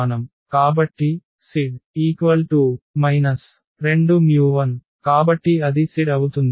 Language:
Telugu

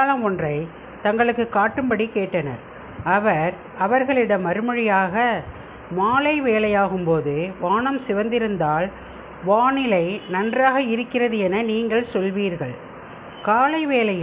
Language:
Tamil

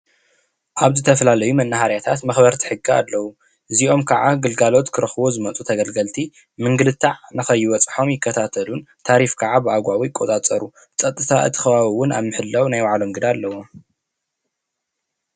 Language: Tigrinya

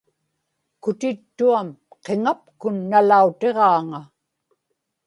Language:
Inupiaq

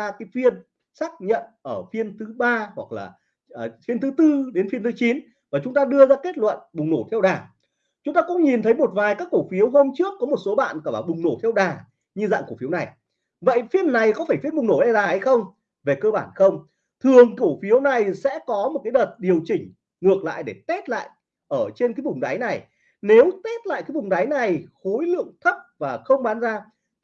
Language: Vietnamese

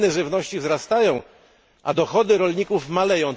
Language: Polish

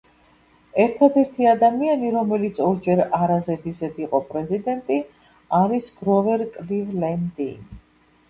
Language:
Georgian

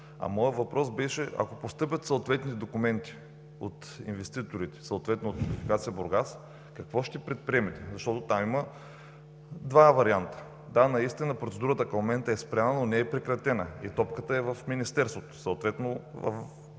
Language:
Bulgarian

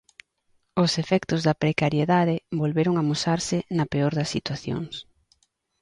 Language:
Galician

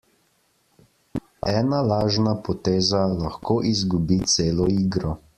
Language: Slovenian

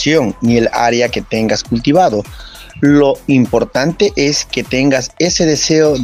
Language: Spanish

